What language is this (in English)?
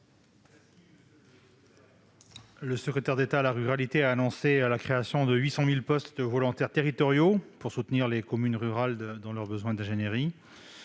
French